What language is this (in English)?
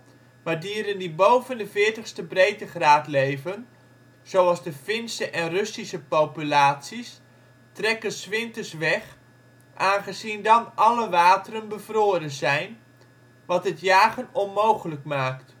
Dutch